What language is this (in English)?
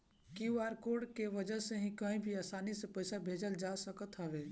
Bhojpuri